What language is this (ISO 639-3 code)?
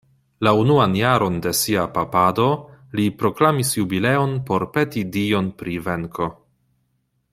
epo